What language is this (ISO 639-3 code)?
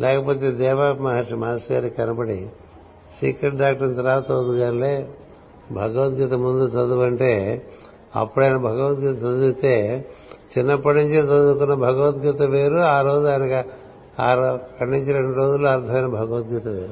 tel